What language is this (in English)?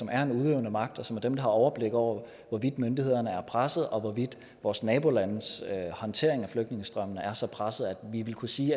Danish